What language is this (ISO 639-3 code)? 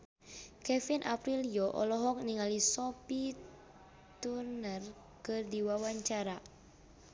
sun